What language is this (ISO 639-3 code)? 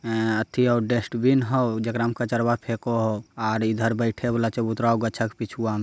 mag